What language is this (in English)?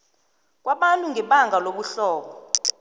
South Ndebele